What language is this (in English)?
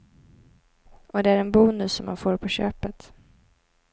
Swedish